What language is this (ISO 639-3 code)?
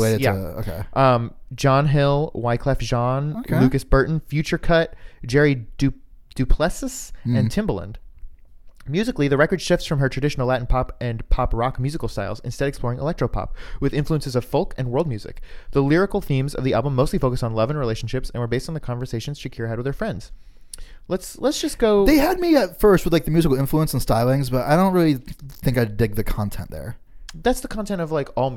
eng